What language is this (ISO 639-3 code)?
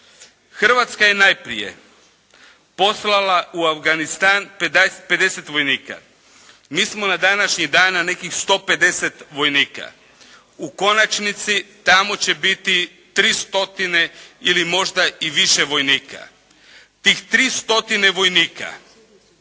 hrv